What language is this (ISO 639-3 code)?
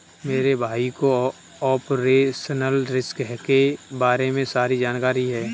hin